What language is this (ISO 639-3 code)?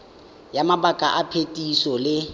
tsn